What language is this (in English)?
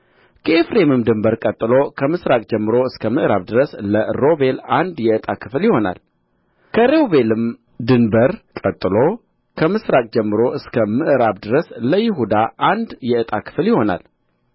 Amharic